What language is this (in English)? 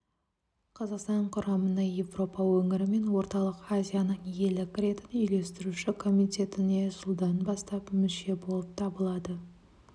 Kazakh